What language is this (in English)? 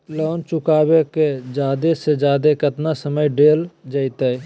Magahi